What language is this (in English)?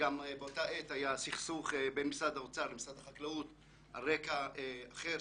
Hebrew